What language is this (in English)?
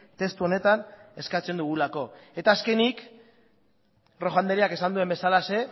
Basque